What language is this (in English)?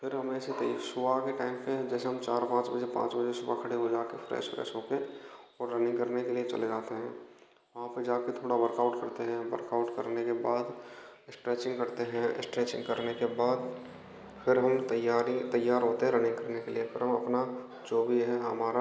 Hindi